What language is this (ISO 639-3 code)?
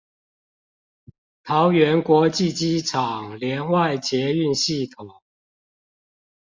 zho